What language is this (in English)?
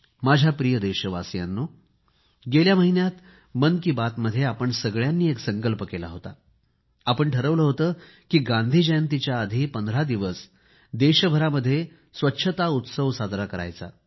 Marathi